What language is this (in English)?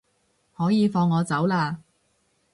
Cantonese